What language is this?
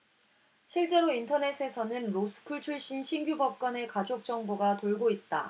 Korean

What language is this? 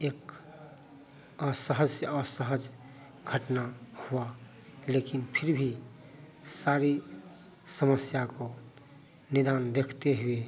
Hindi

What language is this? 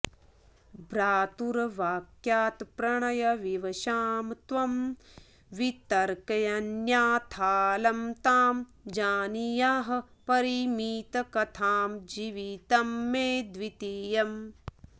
Sanskrit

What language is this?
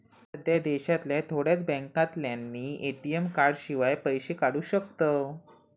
Marathi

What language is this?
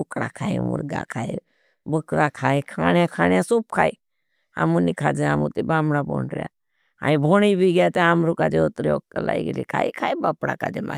Bhili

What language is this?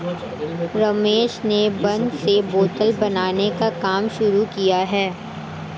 Hindi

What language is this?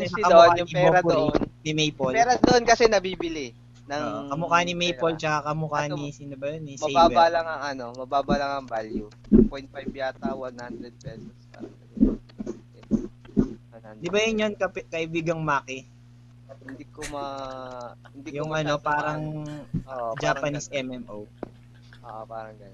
Filipino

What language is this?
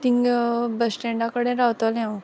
Konkani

